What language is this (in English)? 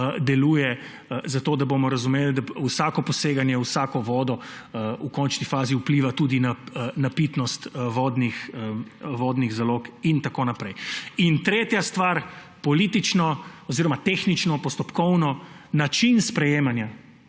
Slovenian